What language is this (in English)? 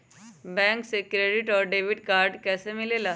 Magahi